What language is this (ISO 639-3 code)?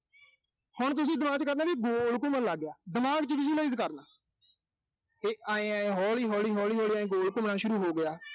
pan